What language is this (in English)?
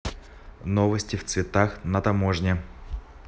Russian